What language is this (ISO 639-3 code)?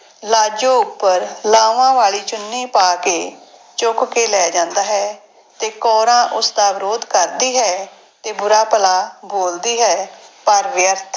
pan